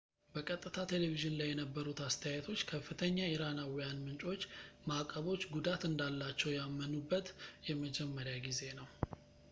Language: Amharic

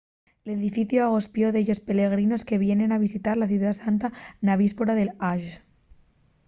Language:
Asturian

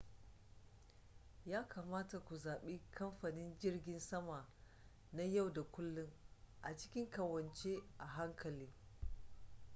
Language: Hausa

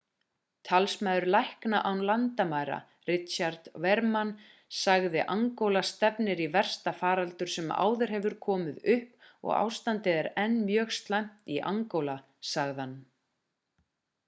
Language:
Icelandic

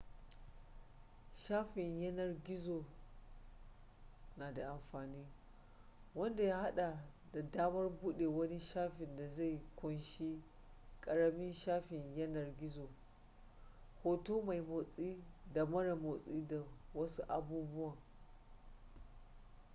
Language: Hausa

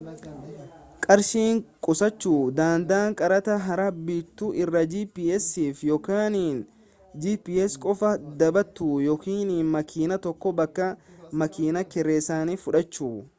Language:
Oromo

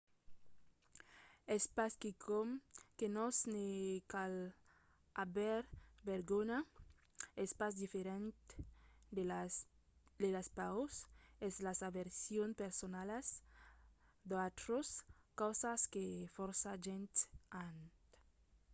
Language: Occitan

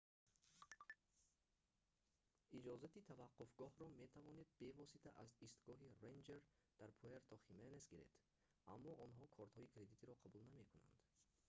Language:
Tajik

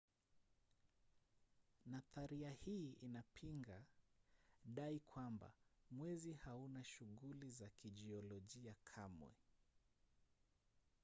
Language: Swahili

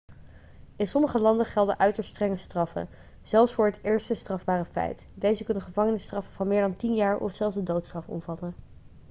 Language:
Dutch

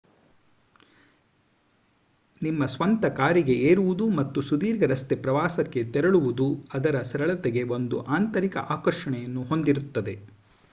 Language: Kannada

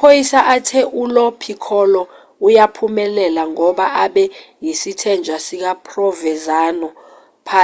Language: Zulu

